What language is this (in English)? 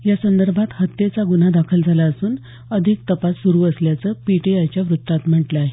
Marathi